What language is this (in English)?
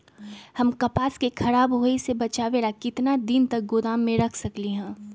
Magahi